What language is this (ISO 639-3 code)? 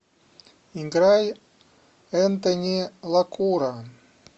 rus